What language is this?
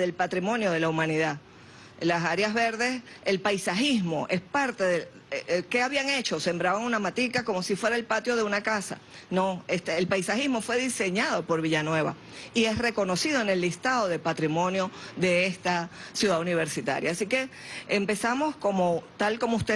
Spanish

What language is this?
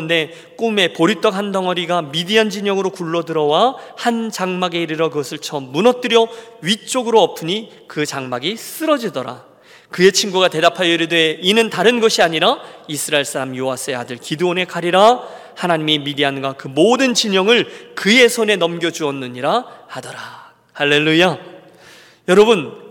Korean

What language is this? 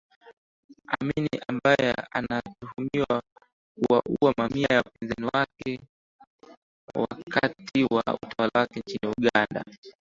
Swahili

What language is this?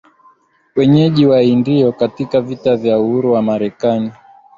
Swahili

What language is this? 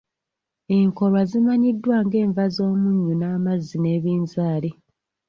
Ganda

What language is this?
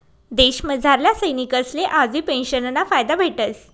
Marathi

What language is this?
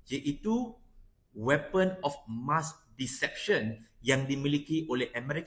Malay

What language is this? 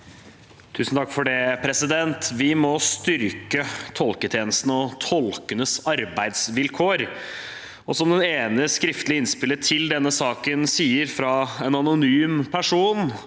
Norwegian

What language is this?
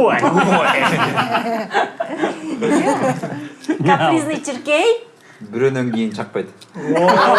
Turkish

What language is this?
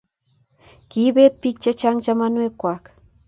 Kalenjin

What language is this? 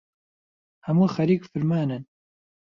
Central Kurdish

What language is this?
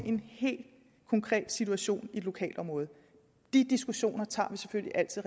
Danish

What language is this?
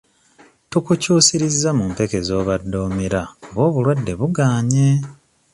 Ganda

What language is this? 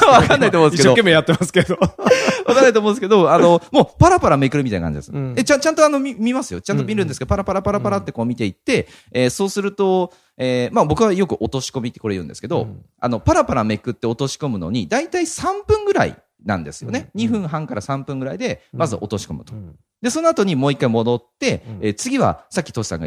Japanese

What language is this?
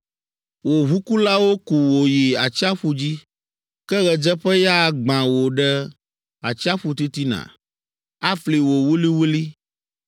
Ewe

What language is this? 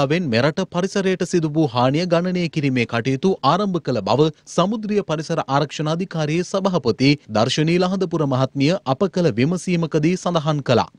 Hindi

